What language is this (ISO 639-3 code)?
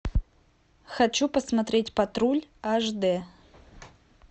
rus